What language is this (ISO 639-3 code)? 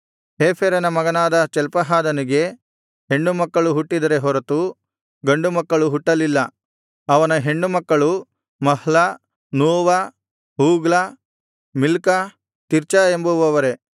kan